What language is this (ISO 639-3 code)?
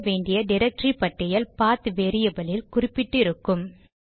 tam